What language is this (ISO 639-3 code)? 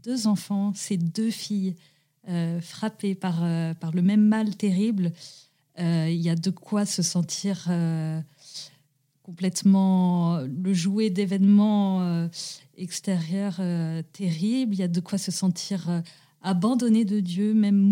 fra